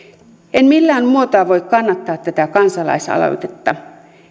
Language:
Finnish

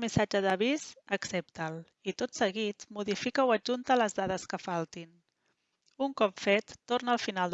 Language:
Catalan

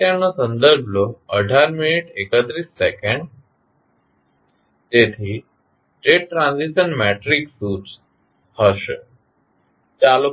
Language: Gujarati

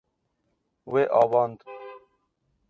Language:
Kurdish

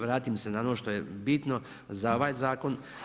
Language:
Croatian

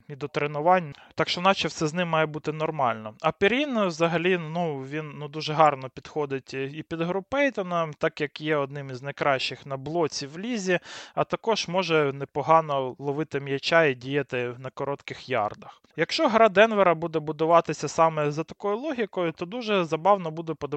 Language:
Ukrainian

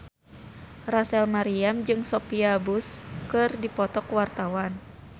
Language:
Sundanese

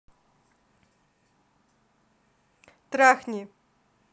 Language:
Russian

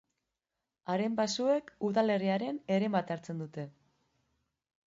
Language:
Basque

